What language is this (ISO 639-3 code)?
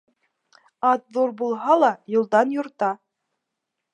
bak